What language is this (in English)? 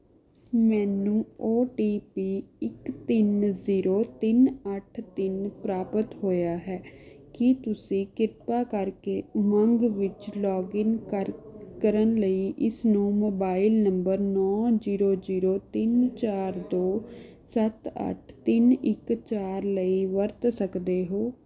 Punjabi